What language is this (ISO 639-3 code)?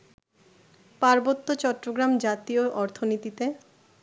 ben